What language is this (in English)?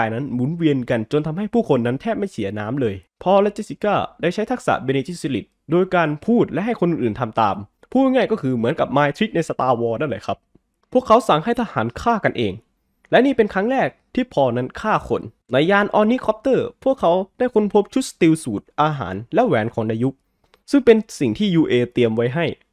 Thai